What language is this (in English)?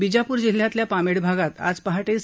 Marathi